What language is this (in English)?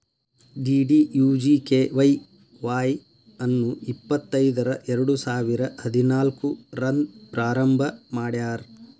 Kannada